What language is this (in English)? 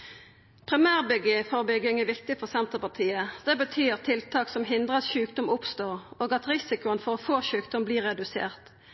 Norwegian Nynorsk